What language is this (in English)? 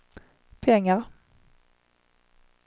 Swedish